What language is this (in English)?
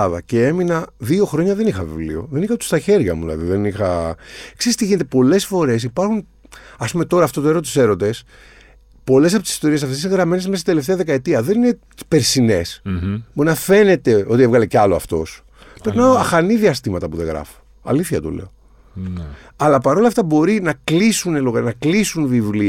Greek